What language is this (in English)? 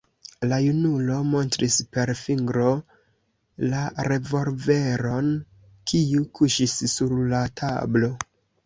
Esperanto